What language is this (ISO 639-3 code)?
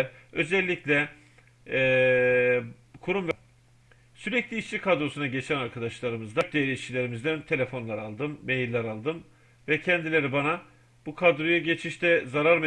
tur